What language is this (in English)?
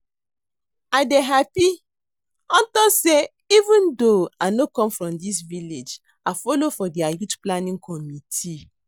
Nigerian Pidgin